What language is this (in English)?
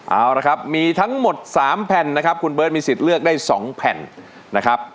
Thai